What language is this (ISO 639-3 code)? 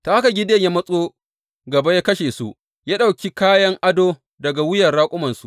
hau